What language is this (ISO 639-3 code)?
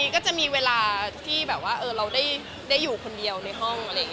tha